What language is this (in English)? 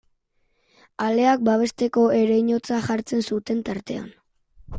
Basque